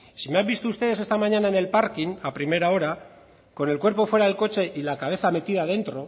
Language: Spanish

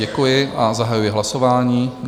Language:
Czech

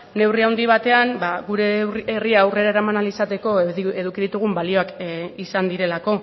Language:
Basque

